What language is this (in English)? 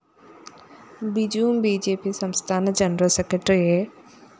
Malayalam